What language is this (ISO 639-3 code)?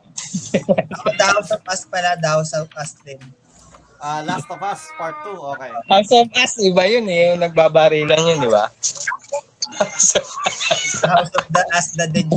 fil